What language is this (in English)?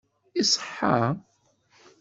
Kabyle